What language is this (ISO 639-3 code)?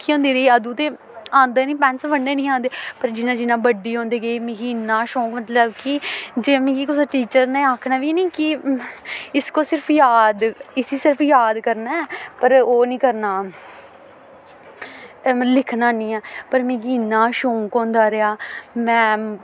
doi